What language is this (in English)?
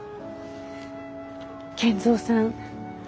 Japanese